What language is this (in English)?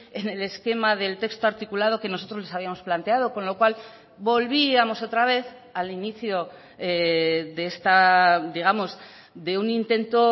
Spanish